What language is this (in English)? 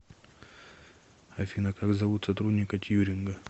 Russian